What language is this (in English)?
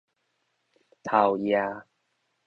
Min Nan Chinese